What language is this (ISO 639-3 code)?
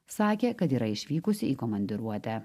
lit